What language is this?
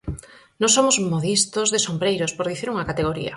Galician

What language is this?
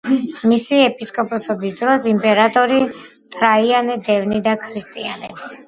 Georgian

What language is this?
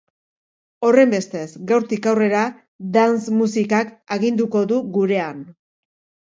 Basque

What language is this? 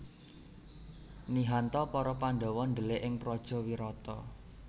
Javanese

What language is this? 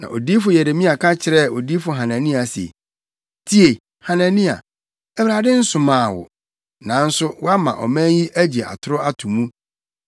Akan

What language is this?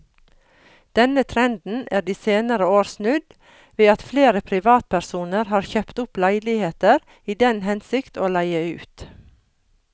Norwegian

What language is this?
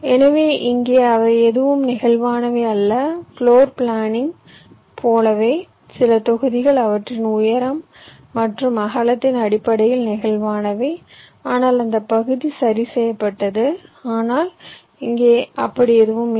Tamil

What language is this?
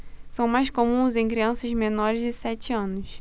Portuguese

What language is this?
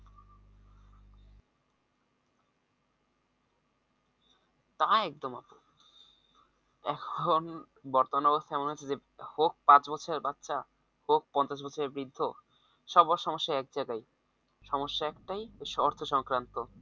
Bangla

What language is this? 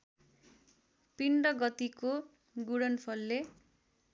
Nepali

